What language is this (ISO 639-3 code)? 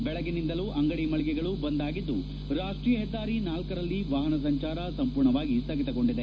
kan